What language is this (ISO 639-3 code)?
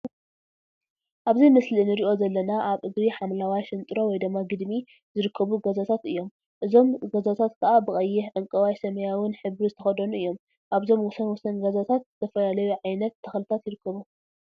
tir